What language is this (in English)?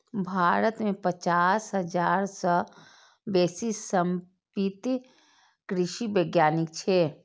Maithili